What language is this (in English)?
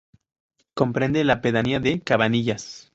Spanish